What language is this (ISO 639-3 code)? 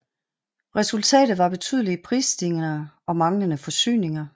dan